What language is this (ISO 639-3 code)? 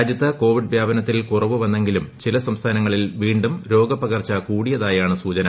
mal